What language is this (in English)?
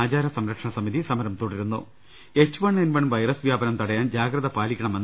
Malayalam